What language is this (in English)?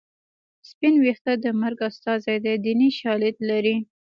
Pashto